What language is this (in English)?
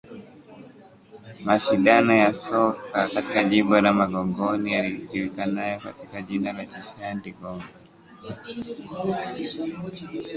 Swahili